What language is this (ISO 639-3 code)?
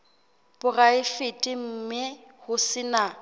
sot